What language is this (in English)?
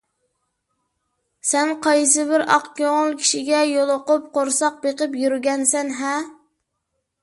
Uyghur